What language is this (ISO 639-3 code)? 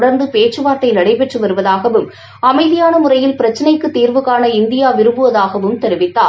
tam